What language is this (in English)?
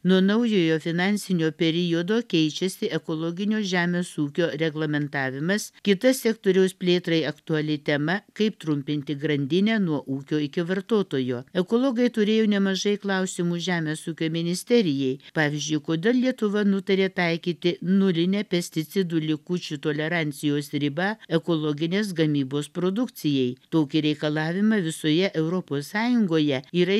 Lithuanian